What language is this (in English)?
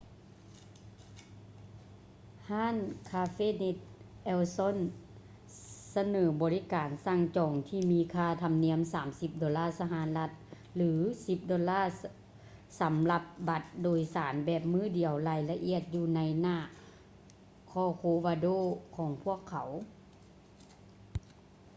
Lao